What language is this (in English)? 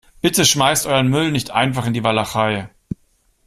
German